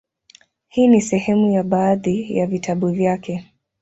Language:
Swahili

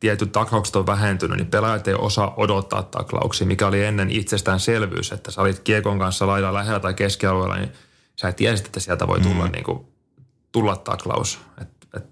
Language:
Finnish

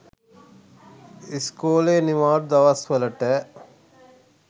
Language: Sinhala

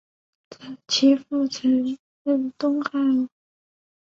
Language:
Chinese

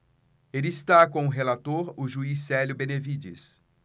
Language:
Portuguese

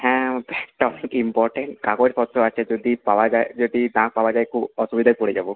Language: Bangla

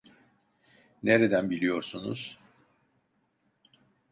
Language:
Turkish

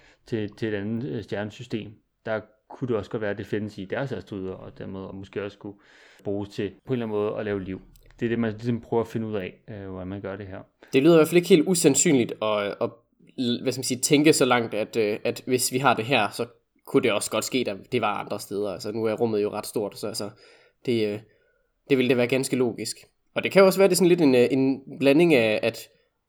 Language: Danish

